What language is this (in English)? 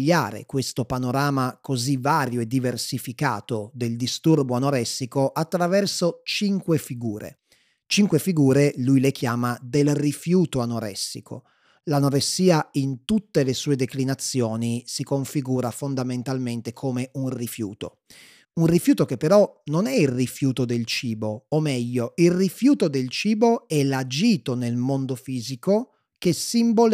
Italian